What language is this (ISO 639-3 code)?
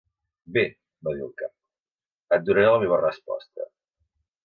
cat